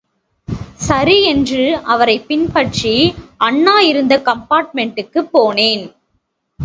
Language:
Tamil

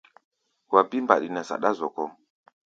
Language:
Gbaya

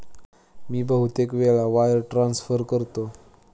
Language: Marathi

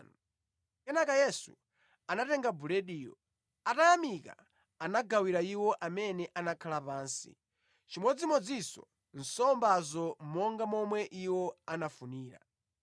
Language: Nyanja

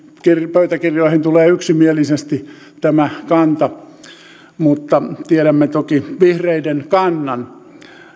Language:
Finnish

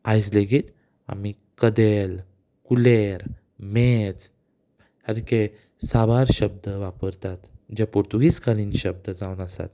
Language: Konkani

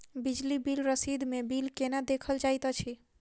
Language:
Maithili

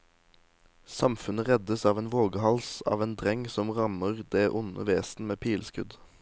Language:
Norwegian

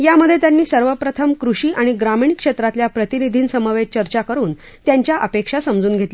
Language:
Marathi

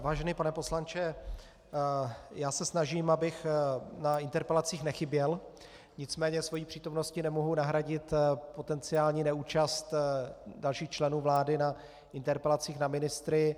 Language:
Czech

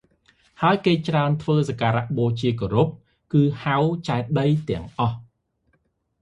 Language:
Khmer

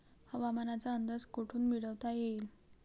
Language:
Marathi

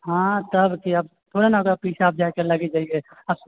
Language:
Maithili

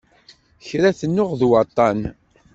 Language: Kabyle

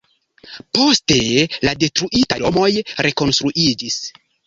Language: Esperanto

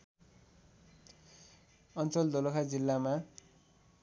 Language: Nepali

